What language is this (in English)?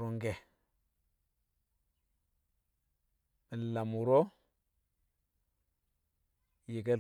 Kamo